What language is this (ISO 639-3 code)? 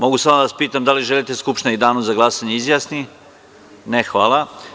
srp